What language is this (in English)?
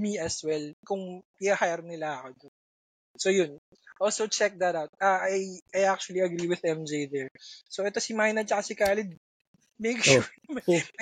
Filipino